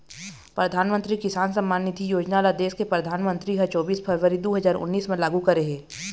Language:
Chhattisgarhi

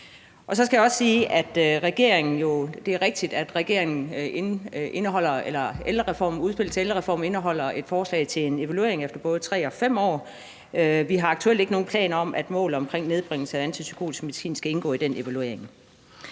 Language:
Danish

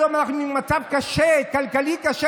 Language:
Hebrew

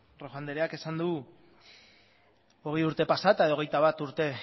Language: Basque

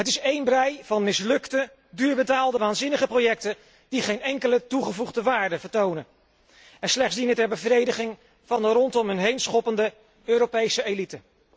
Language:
Dutch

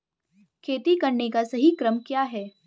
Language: Hindi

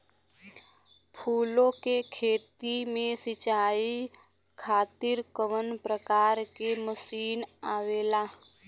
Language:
Bhojpuri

